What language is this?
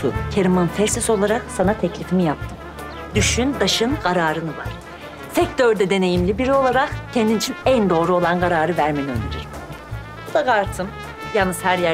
Turkish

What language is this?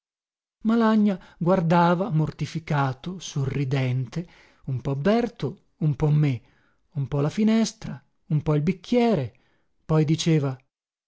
Italian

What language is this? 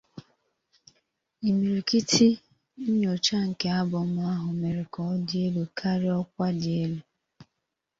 Igbo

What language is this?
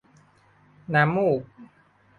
Thai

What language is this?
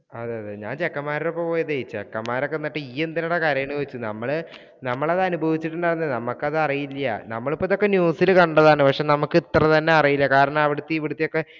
Malayalam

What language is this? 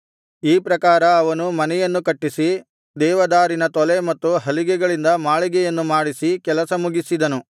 Kannada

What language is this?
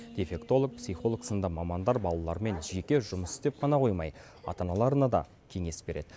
Kazakh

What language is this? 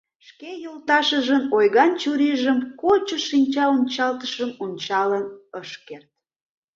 Mari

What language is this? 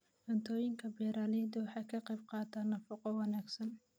Somali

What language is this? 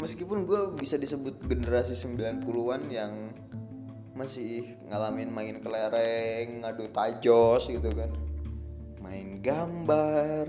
Indonesian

